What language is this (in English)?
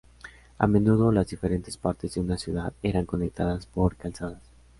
Spanish